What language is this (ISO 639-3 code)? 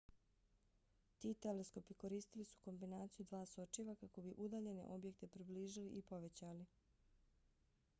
bos